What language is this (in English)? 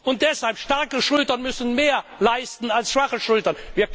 German